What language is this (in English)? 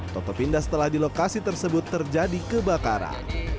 Indonesian